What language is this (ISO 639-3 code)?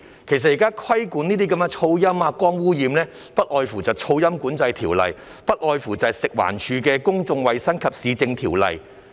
yue